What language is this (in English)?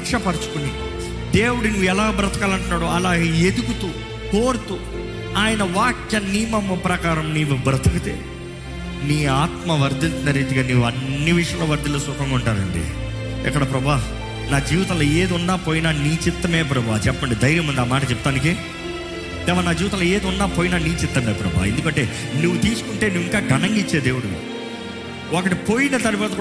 Telugu